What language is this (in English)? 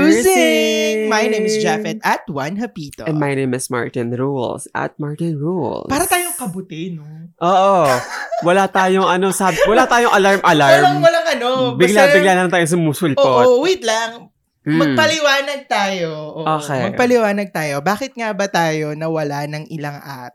Filipino